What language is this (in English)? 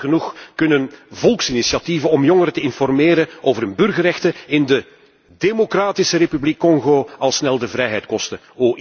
Dutch